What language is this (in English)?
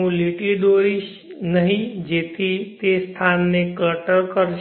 Gujarati